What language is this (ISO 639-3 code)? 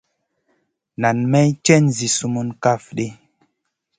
mcn